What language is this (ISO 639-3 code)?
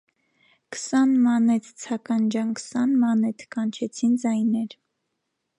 hye